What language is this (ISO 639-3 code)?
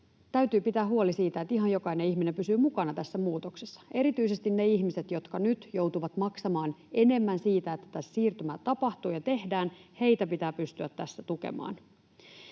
fin